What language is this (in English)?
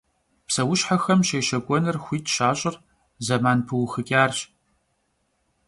Kabardian